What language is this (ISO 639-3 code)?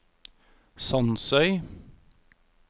nor